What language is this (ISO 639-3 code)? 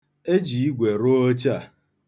ibo